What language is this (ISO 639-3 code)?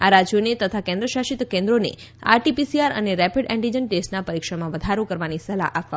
guj